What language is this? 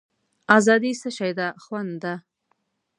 Pashto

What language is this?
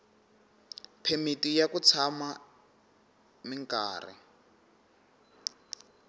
Tsonga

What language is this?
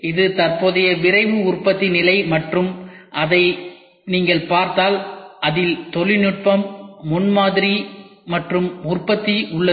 Tamil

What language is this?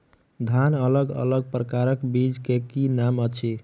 Maithili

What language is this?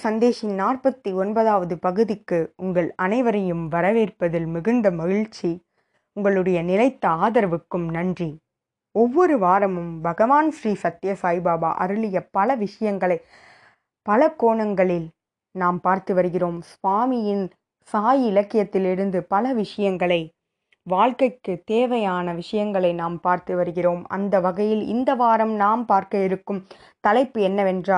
Tamil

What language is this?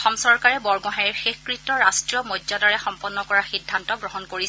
Assamese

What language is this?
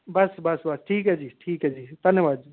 Dogri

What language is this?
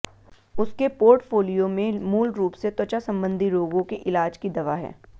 Hindi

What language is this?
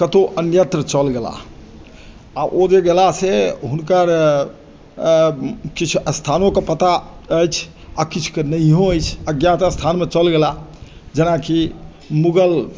Maithili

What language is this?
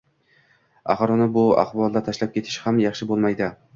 Uzbek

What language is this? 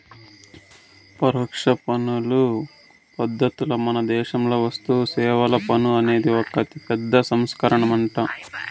Telugu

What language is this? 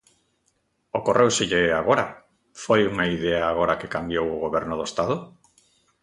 Galician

